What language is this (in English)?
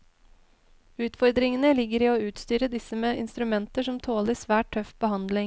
Norwegian